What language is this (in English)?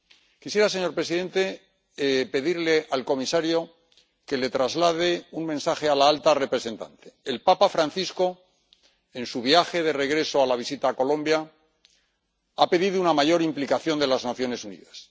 Spanish